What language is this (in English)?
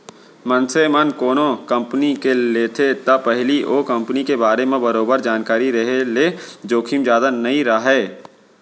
Chhattisgarhi